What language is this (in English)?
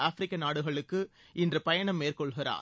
Tamil